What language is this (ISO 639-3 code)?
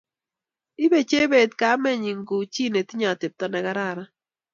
kln